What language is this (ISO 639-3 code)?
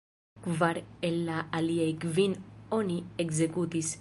epo